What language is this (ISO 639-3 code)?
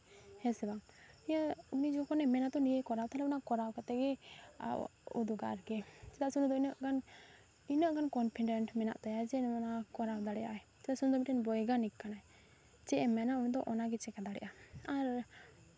sat